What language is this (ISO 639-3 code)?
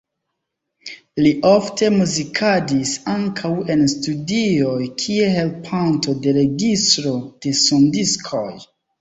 epo